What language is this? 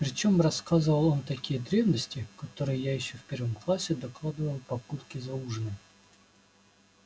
Russian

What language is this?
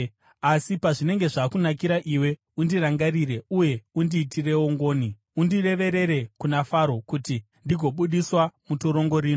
Shona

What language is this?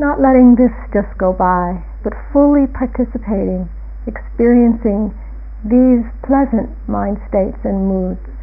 English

